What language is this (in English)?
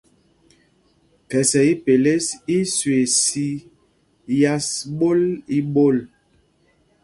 Mpumpong